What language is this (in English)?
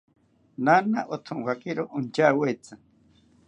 South Ucayali Ashéninka